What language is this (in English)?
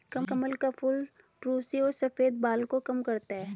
Hindi